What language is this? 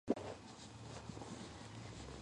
Georgian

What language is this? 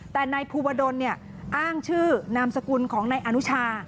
Thai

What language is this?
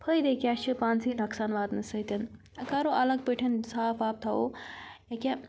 Kashmiri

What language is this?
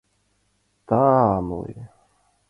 Mari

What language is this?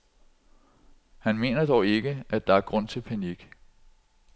Danish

